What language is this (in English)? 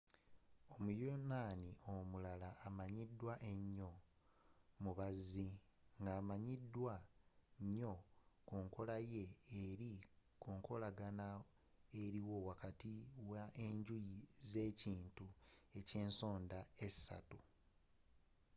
Ganda